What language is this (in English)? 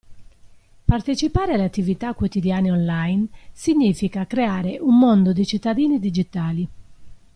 Italian